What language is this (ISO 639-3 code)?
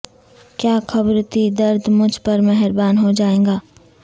urd